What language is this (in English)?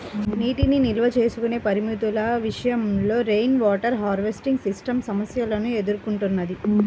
Telugu